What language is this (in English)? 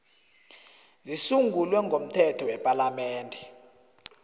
South Ndebele